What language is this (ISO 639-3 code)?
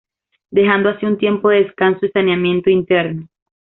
spa